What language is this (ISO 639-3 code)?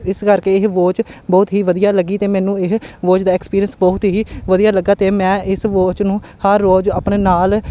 pan